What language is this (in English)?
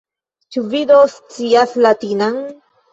Esperanto